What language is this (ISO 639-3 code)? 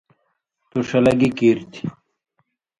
mvy